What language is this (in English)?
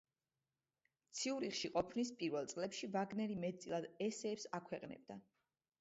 Georgian